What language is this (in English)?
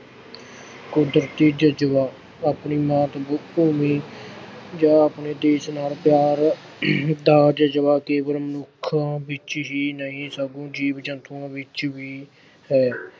Punjabi